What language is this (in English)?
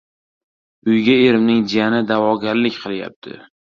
Uzbek